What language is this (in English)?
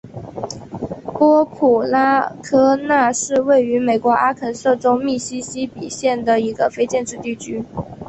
Chinese